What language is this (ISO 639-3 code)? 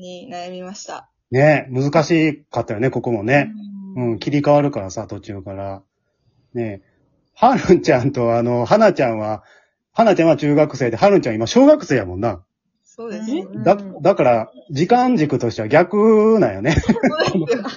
jpn